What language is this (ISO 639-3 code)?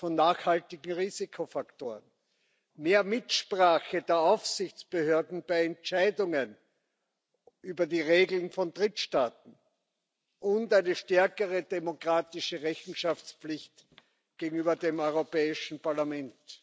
deu